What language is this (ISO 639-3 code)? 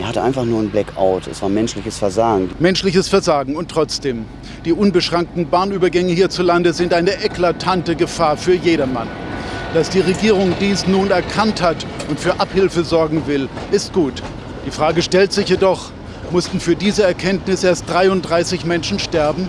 deu